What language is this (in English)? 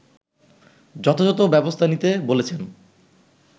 Bangla